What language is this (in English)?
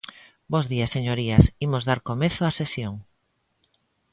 Galician